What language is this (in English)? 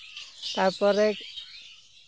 Santali